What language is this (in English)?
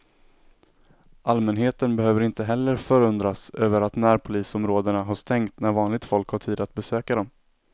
Swedish